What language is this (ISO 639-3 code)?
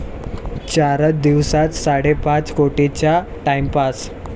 mar